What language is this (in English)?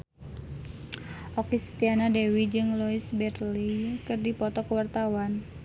Sundanese